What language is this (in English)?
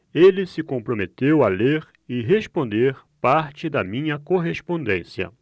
Portuguese